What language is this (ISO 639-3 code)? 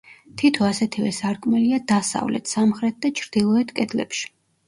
kat